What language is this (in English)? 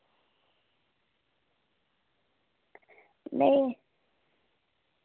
Dogri